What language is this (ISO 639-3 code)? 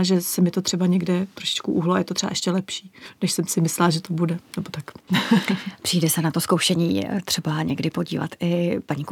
ces